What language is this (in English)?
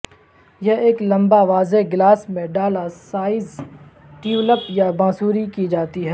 Urdu